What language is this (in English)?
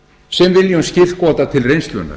Icelandic